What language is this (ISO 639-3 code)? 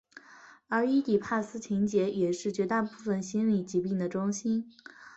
zho